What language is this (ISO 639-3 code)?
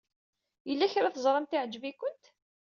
kab